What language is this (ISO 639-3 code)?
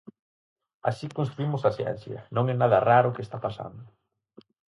glg